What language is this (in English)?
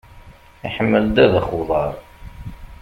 Kabyle